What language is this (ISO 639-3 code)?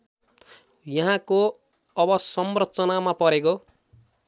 nep